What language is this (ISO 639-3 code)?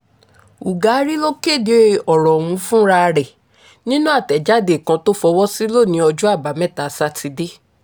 yor